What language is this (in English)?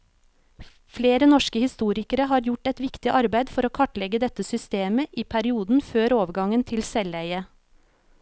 Norwegian